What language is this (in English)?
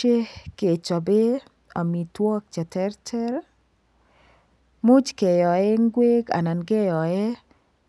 Kalenjin